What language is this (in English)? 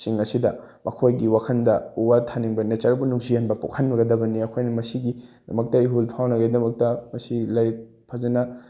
Manipuri